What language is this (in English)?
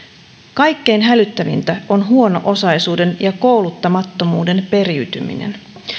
Finnish